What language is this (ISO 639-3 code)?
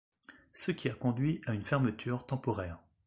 fra